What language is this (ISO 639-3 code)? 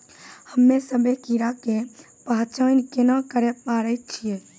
mai